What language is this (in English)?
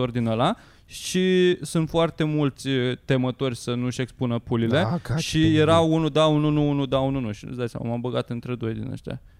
Romanian